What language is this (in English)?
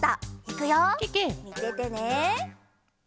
Japanese